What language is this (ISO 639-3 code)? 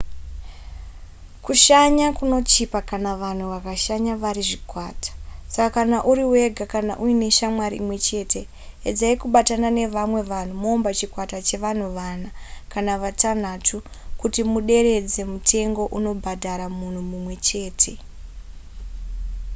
sna